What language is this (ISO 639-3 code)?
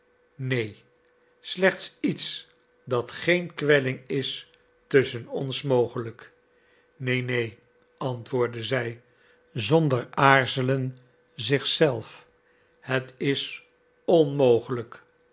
nld